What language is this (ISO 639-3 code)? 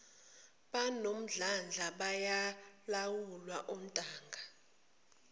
zul